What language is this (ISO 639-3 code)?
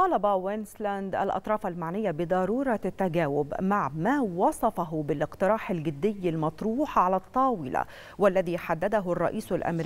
ara